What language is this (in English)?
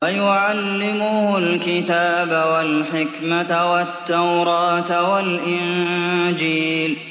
Arabic